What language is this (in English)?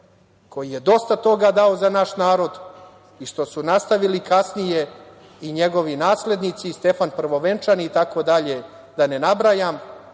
Serbian